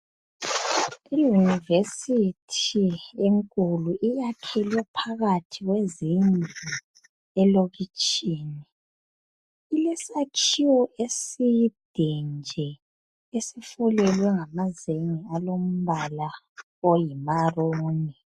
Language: North Ndebele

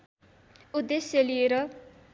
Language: Nepali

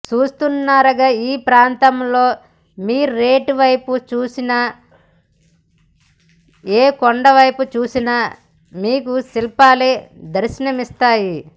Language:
Telugu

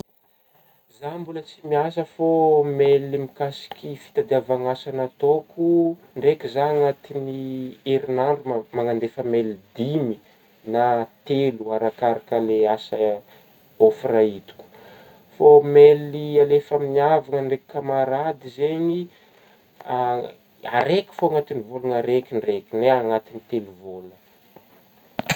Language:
Northern Betsimisaraka Malagasy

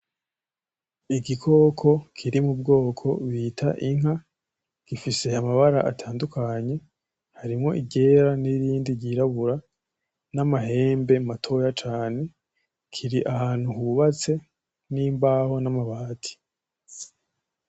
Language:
Rundi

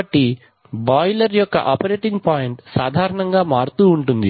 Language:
Telugu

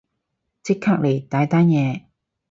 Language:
Cantonese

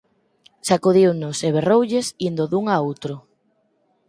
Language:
Galician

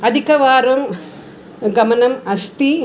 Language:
Sanskrit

